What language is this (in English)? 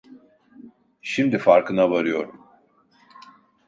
Turkish